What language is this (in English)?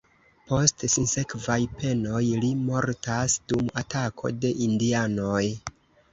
Esperanto